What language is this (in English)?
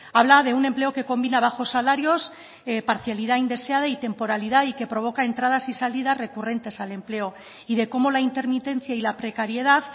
Spanish